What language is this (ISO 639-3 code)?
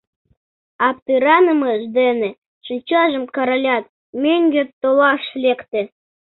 chm